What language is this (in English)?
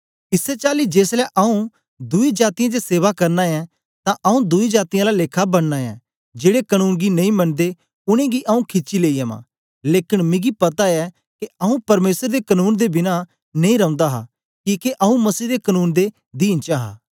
Dogri